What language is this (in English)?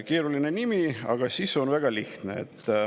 Estonian